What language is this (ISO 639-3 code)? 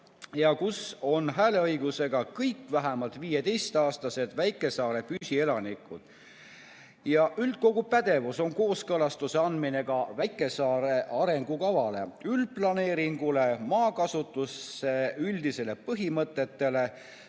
est